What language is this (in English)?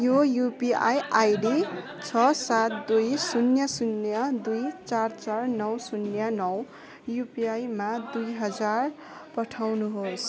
Nepali